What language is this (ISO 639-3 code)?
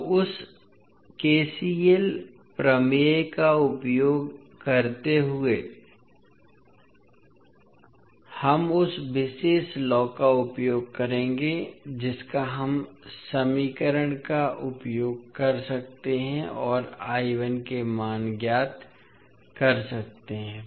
hin